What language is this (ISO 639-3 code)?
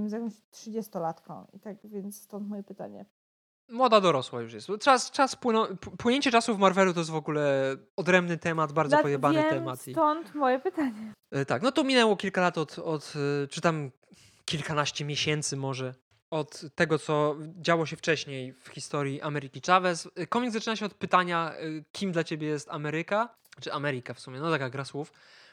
pol